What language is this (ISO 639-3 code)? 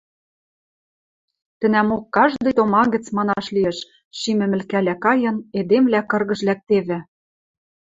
mrj